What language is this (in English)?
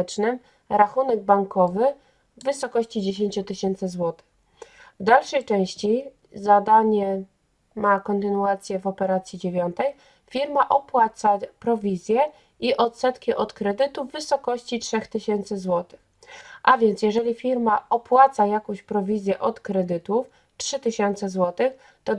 Polish